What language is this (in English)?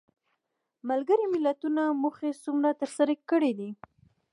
Pashto